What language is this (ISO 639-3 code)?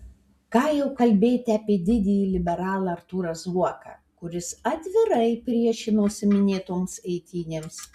lit